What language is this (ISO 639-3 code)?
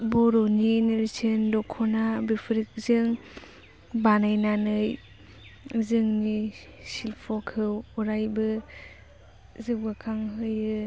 brx